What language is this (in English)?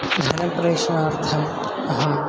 Sanskrit